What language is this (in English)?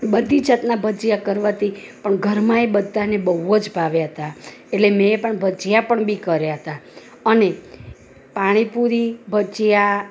Gujarati